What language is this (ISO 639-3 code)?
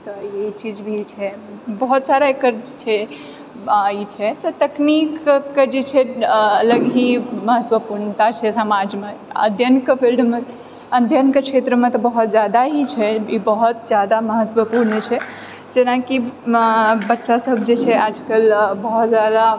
mai